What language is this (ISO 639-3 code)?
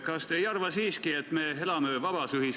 est